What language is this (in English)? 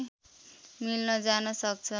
Nepali